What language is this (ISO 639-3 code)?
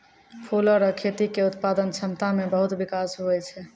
mai